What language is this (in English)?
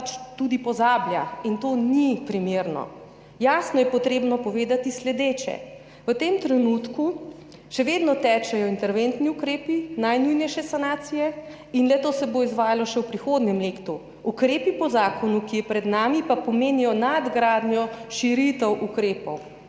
Slovenian